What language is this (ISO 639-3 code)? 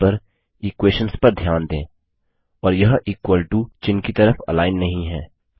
hin